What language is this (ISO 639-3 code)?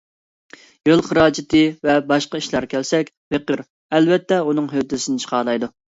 uig